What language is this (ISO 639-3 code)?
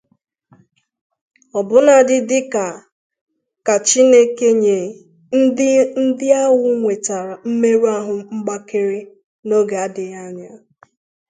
ibo